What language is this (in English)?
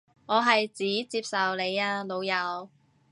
Cantonese